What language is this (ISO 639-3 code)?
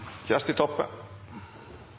nno